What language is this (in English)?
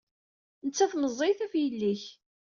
Kabyle